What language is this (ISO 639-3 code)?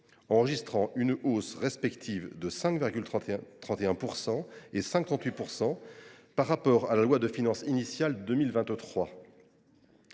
fra